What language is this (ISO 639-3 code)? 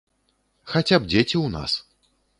bel